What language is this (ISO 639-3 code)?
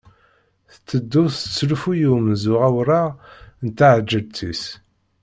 kab